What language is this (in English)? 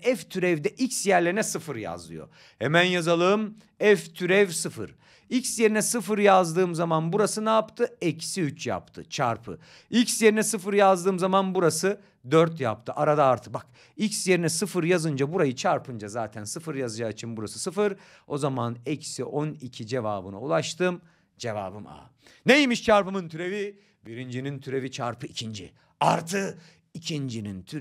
Turkish